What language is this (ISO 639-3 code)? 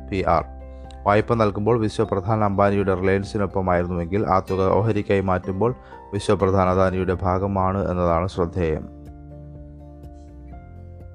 mal